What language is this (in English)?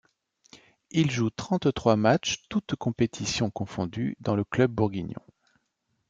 French